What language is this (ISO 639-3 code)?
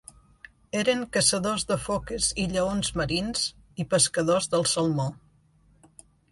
cat